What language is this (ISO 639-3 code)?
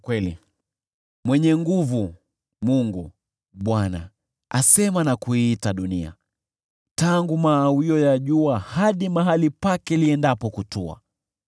swa